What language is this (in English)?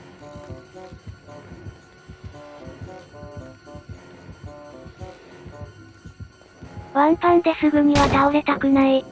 Japanese